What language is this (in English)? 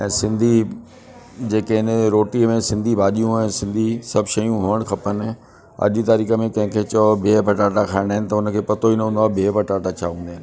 Sindhi